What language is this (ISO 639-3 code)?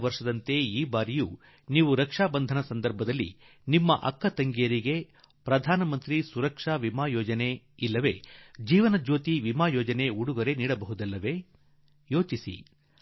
kan